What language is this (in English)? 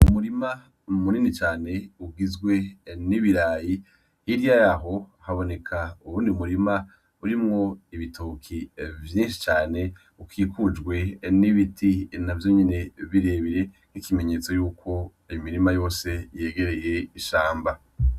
Rundi